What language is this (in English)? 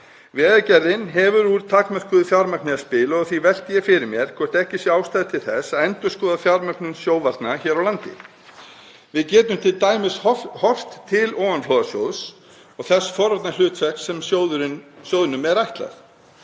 Icelandic